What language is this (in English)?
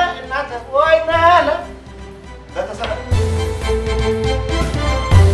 Amharic